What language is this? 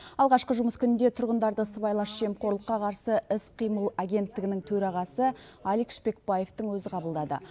Kazakh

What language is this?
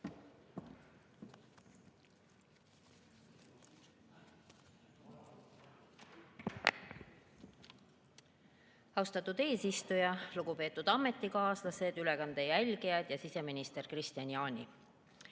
Estonian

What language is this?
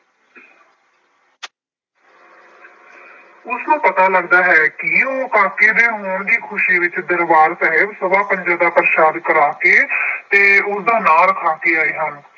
Punjabi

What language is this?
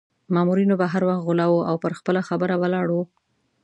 Pashto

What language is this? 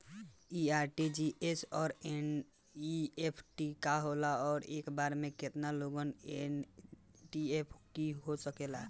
Bhojpuri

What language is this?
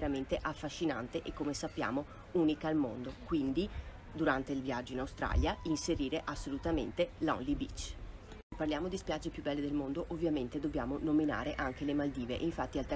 Italian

